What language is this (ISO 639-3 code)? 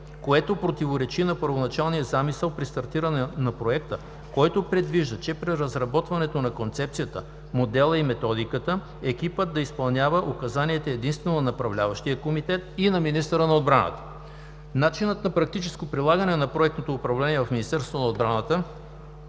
bul